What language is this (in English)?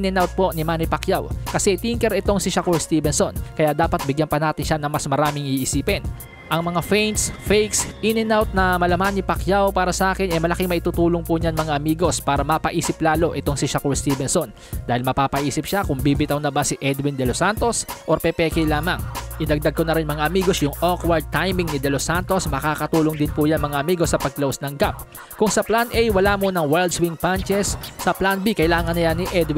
Filipino